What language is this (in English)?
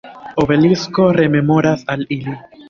Esperanto